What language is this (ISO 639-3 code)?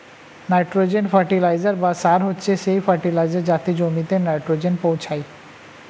ben